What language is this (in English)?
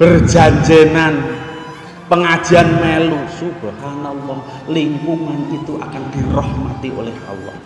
Indonesian